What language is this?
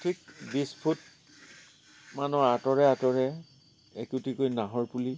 Assamese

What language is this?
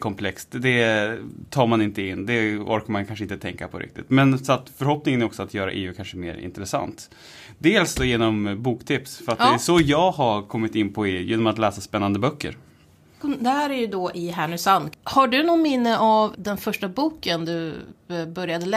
Swedish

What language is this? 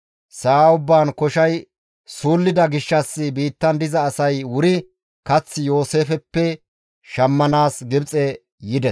Gamo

